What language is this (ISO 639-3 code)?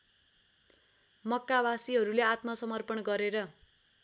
nep